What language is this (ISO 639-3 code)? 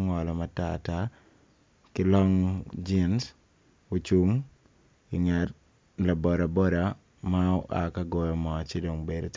ach